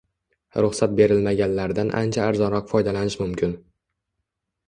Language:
Uzbek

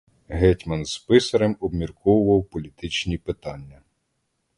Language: Ukrainian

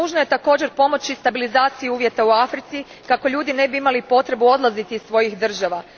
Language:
Croatian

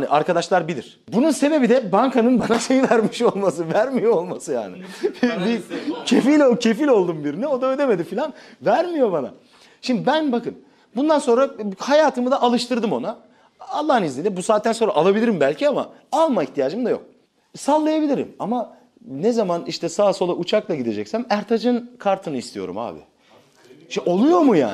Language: Turkish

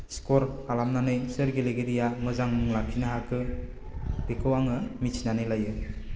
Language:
Bodo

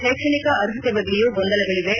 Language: Kannada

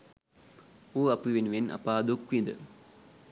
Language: Sinhala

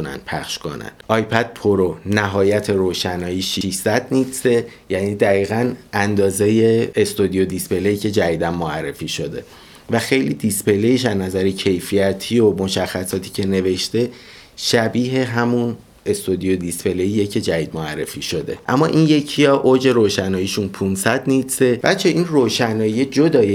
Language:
Persian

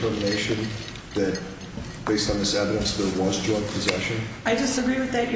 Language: English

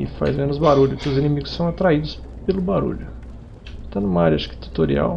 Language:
Portuguese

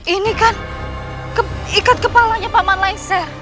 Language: Indonesian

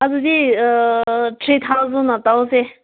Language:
Manipuri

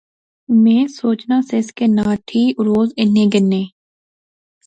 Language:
Pahari-Potwari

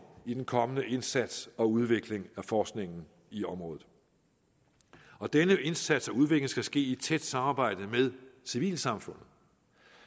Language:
Danish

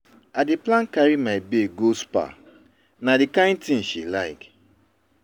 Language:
Nigerian Pidgin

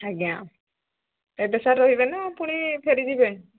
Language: Odia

